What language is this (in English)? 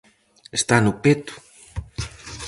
Galician